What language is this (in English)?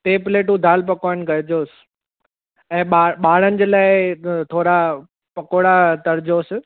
Sindhi